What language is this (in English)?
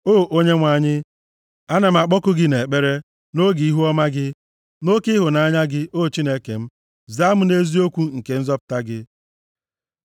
Igbo